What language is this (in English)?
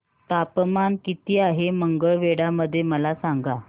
Marathi